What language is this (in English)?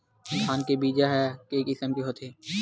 Chhattisgarhi